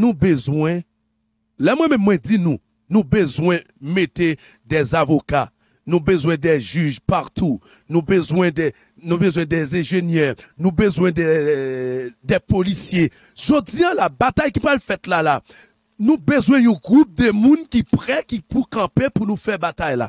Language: French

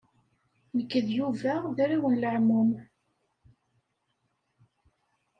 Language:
Kabyle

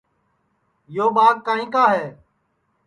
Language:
Sansi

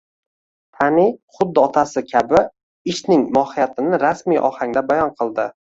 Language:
Uzbek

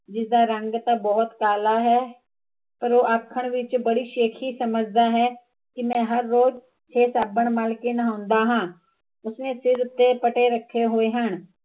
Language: Punjabi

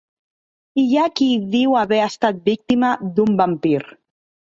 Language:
Catalan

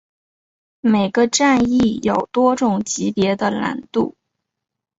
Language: Chinese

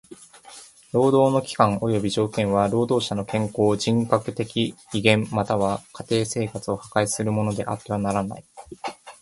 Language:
Japanese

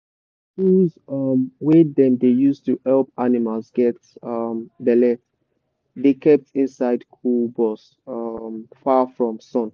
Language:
Nigerian Pidgin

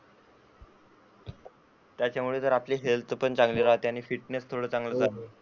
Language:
Marathi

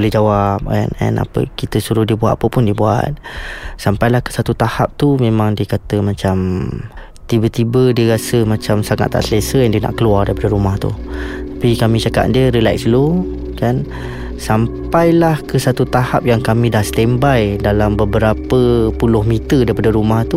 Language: Malay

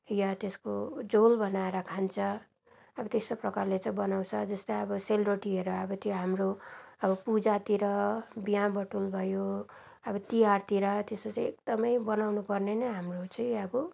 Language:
Nepali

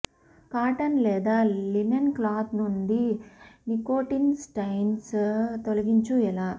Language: Telugu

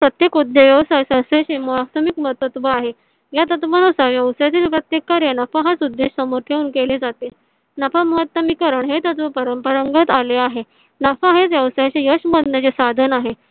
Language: Marathi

